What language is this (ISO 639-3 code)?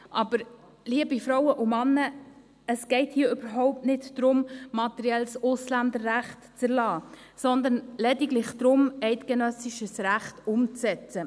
gsw